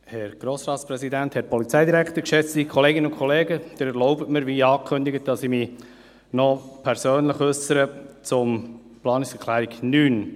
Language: Swiss German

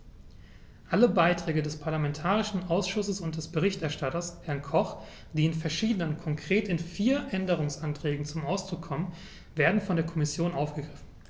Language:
German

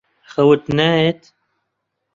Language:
Central Kurdish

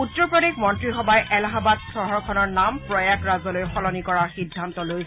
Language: Assamese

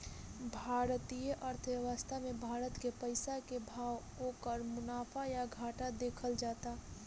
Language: Bhojpuri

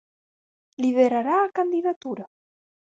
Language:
Galician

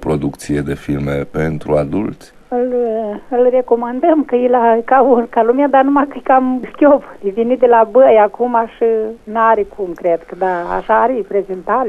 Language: Romanian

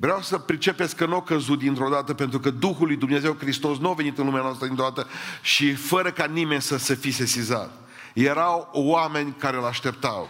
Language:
Romanian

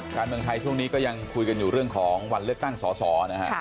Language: Thai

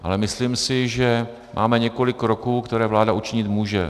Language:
Czech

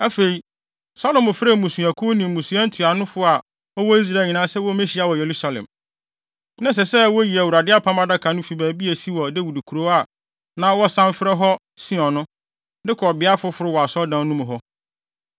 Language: Akan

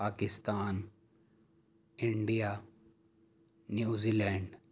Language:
Urdu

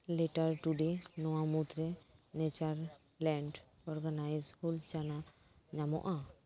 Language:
Santali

